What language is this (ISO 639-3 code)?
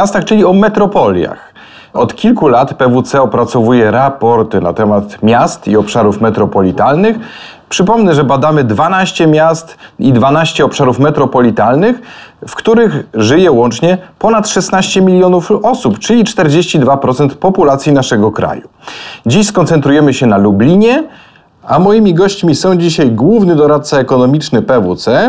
pol